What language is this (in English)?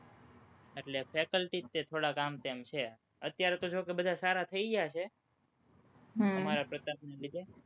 Gujarati